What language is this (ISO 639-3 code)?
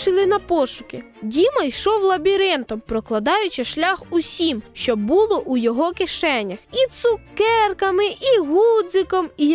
ukr